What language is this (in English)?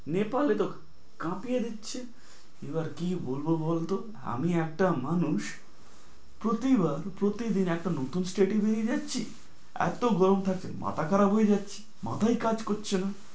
Bangla